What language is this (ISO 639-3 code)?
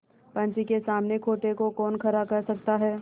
hin